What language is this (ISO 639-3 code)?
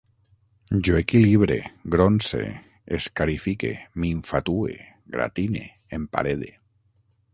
cat